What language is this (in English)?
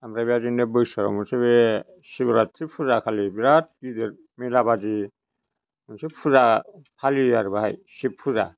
Bodo